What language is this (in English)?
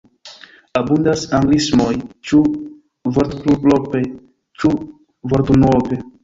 Esperanto